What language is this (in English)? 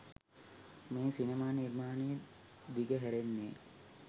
Sinhala